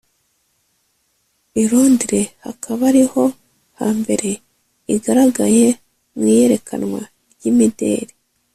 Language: Kinyarwanda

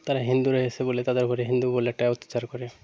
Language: Bangla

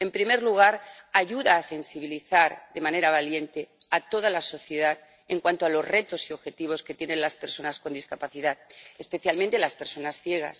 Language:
Spanish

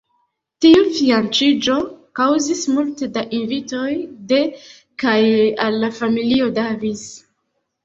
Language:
Esperanto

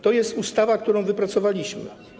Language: Polish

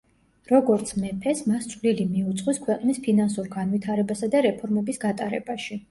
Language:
Georgian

